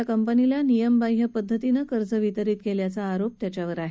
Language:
Marathi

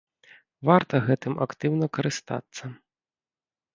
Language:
Belarusian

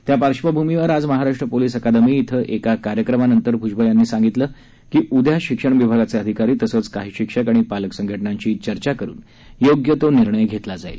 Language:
Marathi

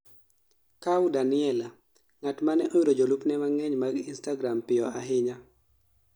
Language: Luo (Kenya and Tanzania)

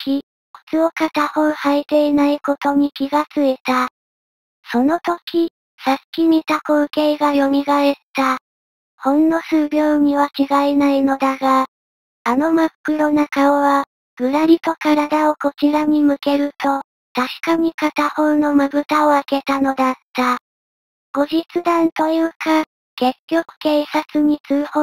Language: Japanese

